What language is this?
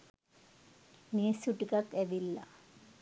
Sinhala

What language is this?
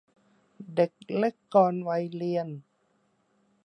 Thai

